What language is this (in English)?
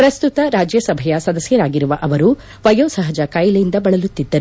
Kannada